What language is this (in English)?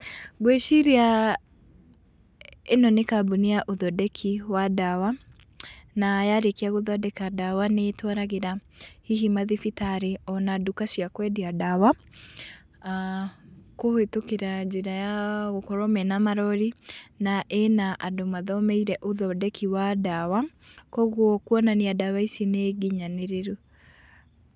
Kikuyu